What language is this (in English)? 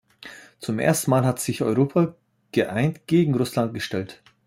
German